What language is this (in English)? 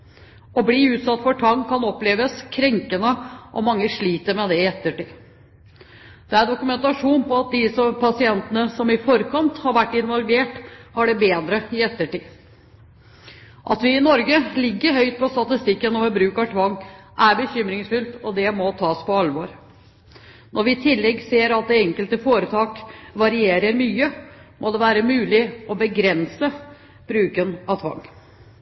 Norwegian Bokmål